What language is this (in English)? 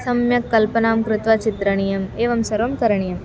Sanskrit